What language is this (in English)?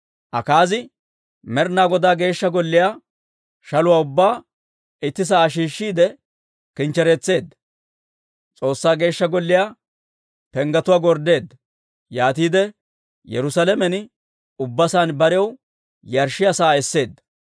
Dawro